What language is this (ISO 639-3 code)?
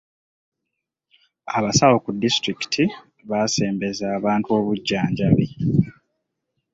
lug